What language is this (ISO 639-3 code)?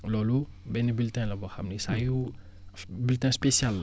wol